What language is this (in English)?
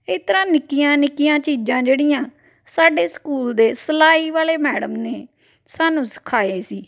Punjabi